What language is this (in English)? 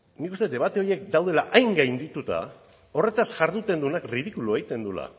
Basque